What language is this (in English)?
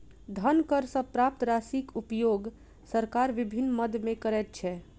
Maithili